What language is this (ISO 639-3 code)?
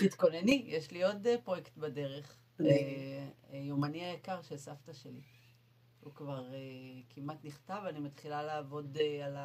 heb